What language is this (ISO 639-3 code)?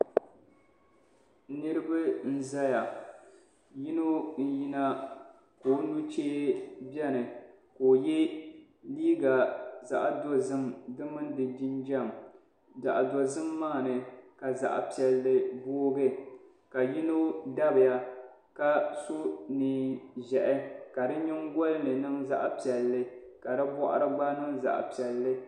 dag